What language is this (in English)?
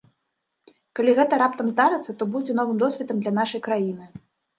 Belarusian